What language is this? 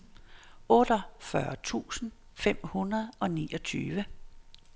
Danish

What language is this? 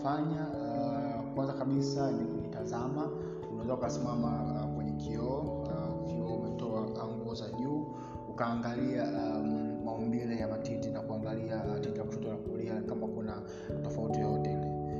Swahili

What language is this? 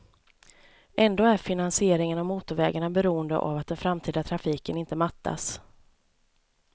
Swedish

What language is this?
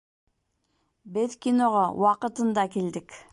Bashkir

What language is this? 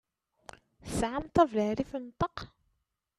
Kabyle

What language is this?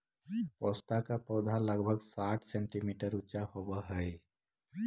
Magahi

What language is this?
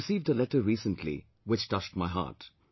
English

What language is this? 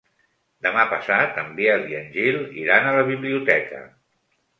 Catalan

